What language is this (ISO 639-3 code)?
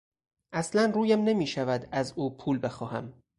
fas